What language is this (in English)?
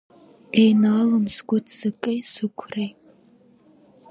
Abkhazian